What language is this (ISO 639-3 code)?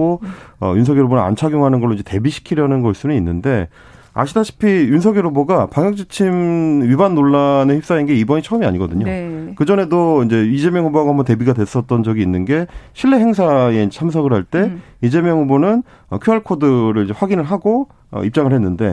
kor